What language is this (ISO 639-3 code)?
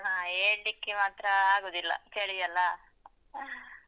kan